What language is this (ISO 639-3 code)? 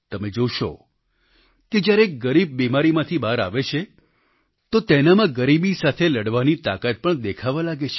guj